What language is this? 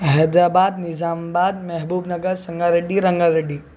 Urdu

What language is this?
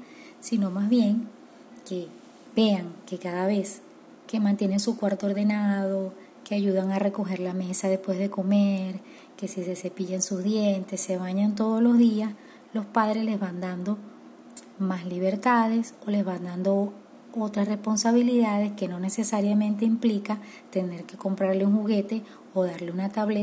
Spanish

